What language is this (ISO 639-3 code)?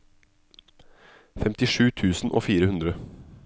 nor